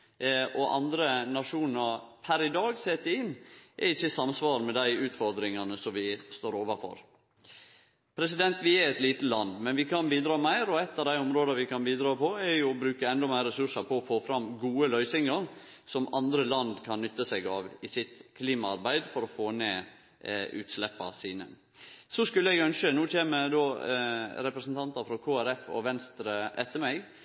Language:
Norwegian Nynorsk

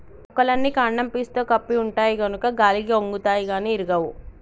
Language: Telugu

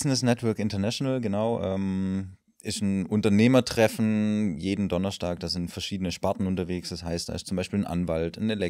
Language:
German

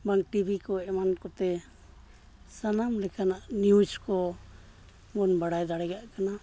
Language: Santali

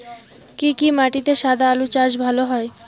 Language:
Bangla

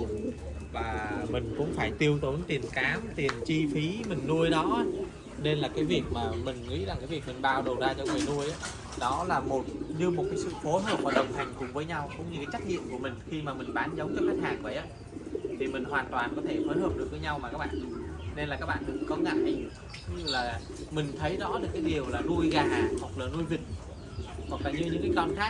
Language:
Vietnamese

